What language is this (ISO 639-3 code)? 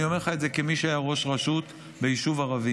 heb